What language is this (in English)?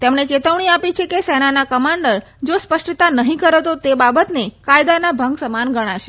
Gujarati